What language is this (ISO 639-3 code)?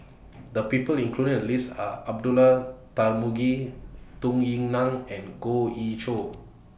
eng